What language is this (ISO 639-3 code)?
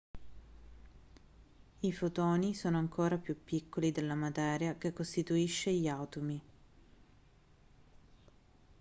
ita